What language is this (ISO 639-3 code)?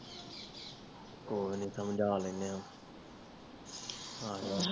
pan